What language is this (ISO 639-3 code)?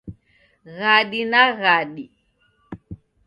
dav